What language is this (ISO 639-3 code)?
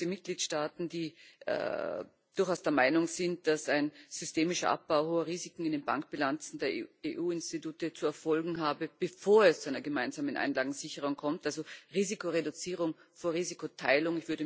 deu